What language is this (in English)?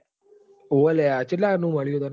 Gujarati